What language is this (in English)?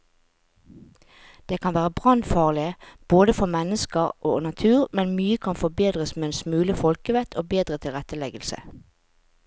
Norwegian